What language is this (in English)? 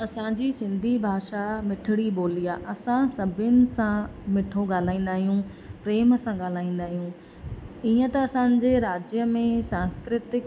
Sindhi